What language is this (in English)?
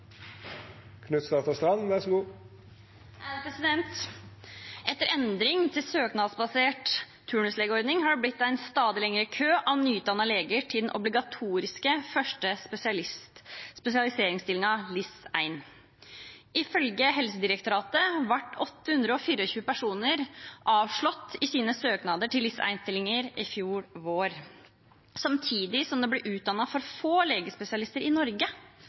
Norwegian